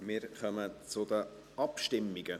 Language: Swiss German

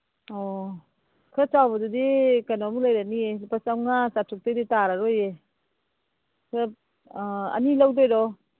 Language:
Manipuri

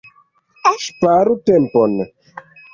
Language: Esperanto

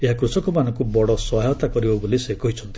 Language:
Odia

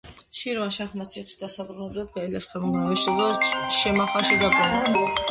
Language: Georgian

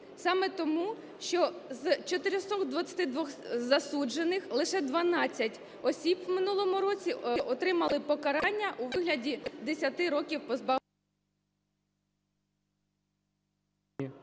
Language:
Ukrainian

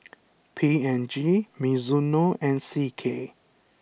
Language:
English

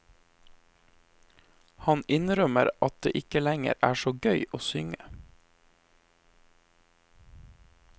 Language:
Norwegian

